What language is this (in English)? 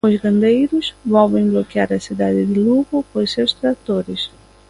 Galician